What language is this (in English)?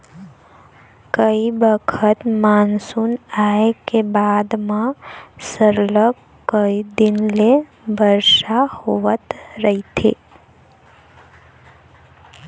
Chhattisgarhi